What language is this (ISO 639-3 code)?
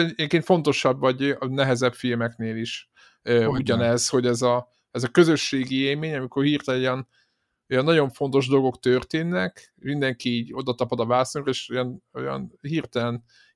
hun